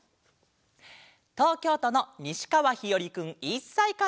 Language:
Japanese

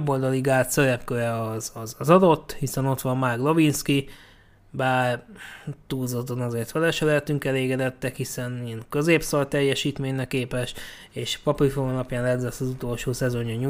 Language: Hungarian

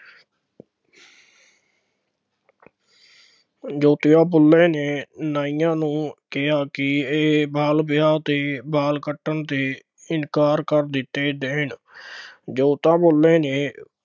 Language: Punjabi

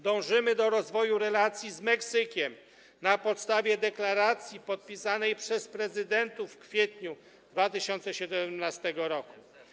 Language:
Polish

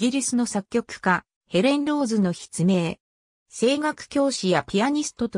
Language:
Japanese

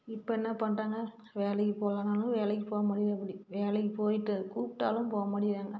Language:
Tamil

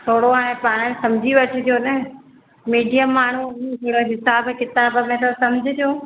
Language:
Sindhi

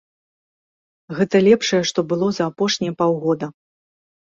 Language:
Belarusian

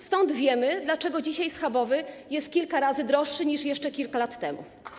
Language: Polish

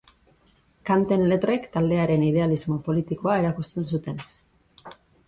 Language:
Basque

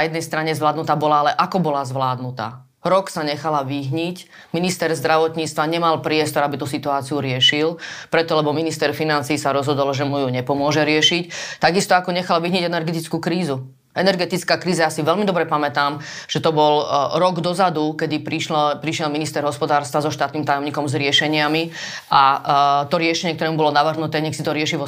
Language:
Slovak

